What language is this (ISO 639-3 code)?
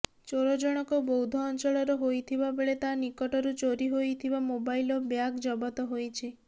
ori